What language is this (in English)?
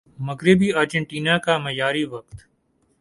Urdu